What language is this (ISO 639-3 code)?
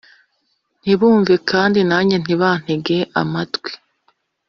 kin